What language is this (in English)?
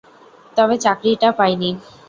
Bangla